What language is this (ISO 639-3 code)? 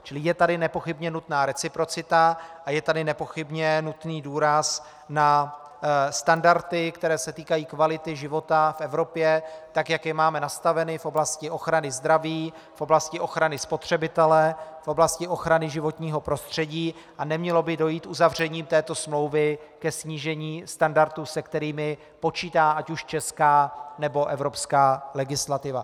ces